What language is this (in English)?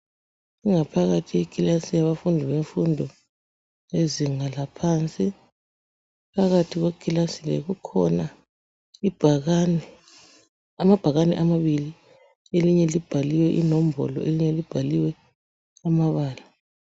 North Ndebele